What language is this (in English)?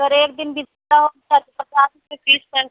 Urdu